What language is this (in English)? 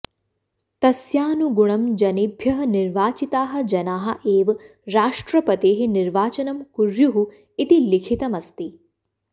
Sanskrit